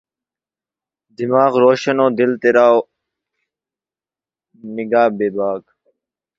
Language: Urdu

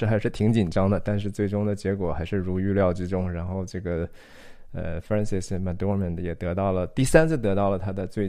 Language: Chinese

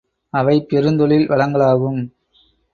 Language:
Tamil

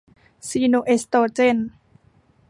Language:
Thai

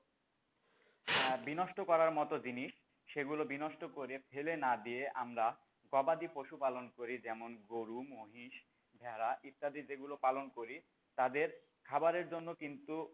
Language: Bangla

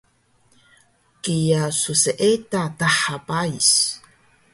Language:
Taroko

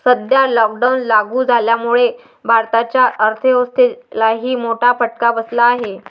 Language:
Marathi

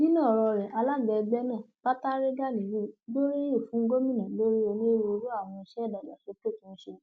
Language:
Yoruba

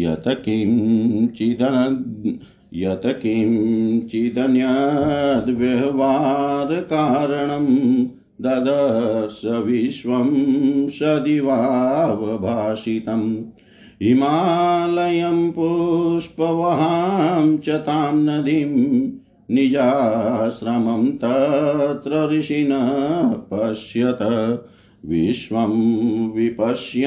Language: Hindi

